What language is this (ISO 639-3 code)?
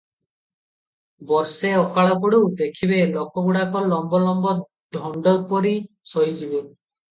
ori